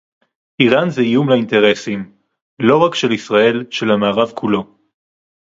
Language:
Hebrew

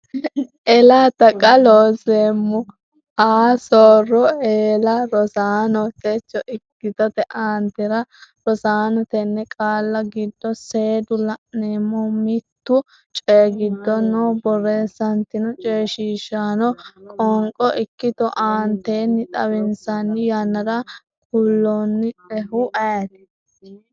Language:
Sidamo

